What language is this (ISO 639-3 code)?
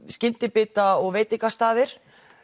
isl